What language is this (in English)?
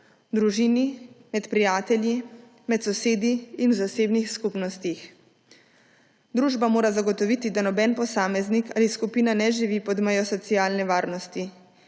Slovenian